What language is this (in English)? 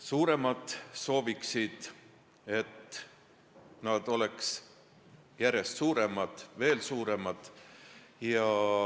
Estonian